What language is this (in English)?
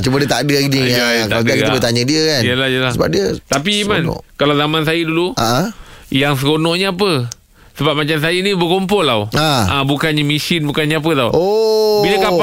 Malay